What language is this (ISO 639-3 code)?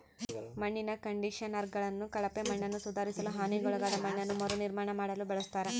kan